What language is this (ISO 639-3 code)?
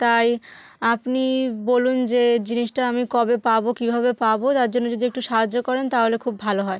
ben